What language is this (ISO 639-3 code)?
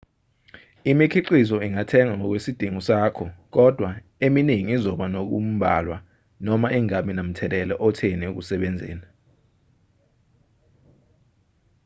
zul